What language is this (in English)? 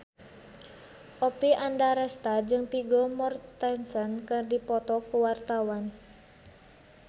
Sundanese